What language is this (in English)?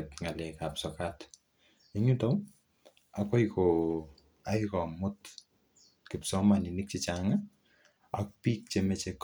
Kalenjin